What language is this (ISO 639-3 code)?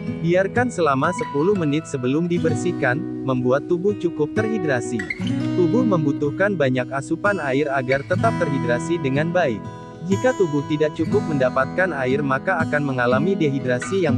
ind